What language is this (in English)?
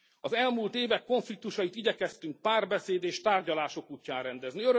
Hungarian